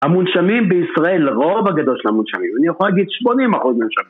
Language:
Hebrew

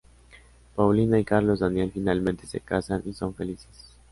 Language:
Spanish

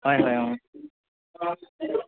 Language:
Assamese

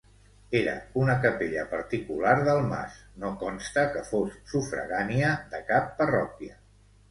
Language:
Catalan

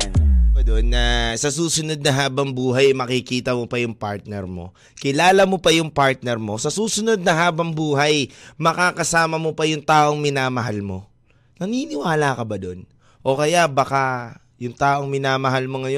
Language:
Filipino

